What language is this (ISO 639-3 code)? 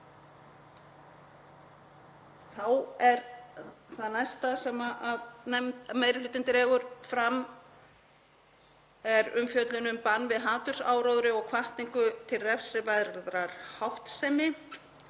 isl